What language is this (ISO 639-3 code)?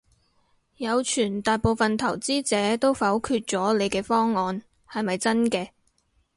yue